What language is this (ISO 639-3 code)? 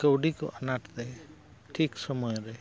sat